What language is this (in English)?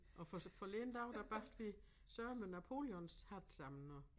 Danish